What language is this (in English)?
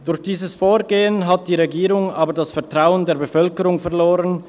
Swiss German